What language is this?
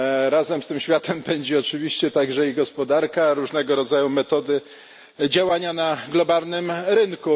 Polish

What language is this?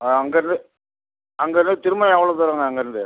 Tamil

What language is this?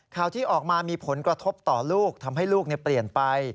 Thai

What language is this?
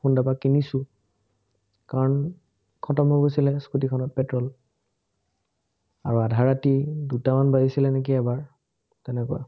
Assamese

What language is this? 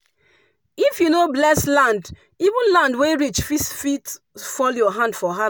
Nigerian Pidgin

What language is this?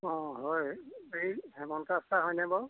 Assamese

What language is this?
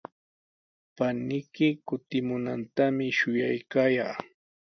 Sihuas Ancash Quechua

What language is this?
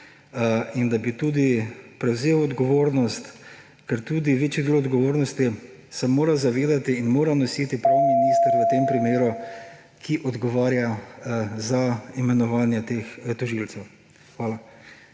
Slovenian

